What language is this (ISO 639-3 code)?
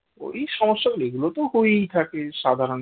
ben